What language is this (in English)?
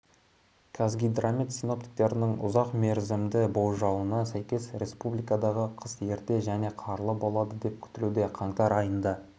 Kazakh